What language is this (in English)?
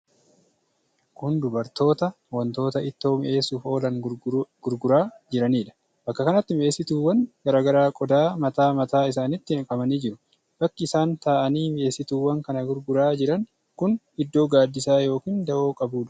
Oromo